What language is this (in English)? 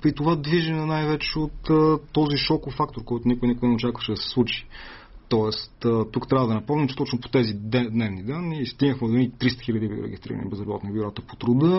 Bulgarian